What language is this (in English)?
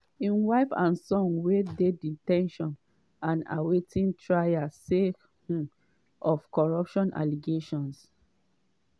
Nigerian Pidgin